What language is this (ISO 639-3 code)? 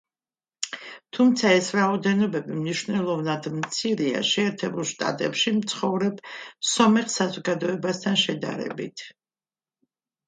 kat